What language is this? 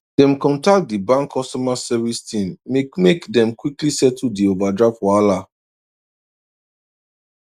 Nigerian Pidgin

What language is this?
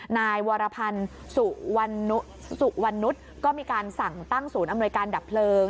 Thai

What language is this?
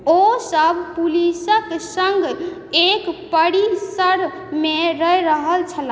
Maithili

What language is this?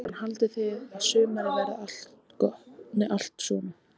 Icelandic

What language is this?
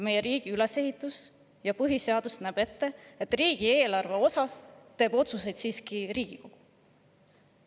Estonian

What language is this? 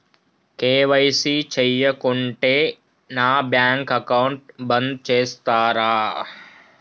Telugu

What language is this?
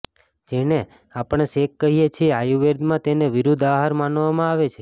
Gujarati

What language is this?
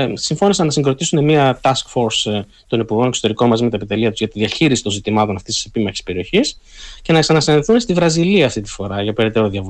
Greek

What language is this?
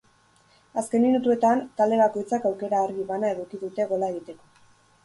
Basque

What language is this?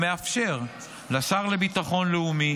Hebrew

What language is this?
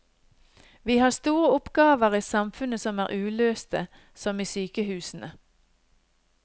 Norwegian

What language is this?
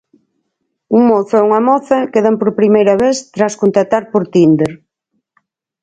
Galician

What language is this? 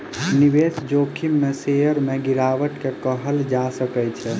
Maithili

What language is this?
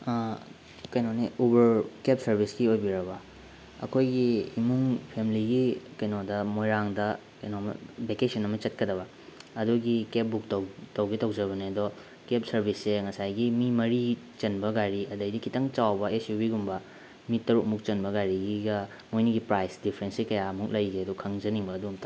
Manipuri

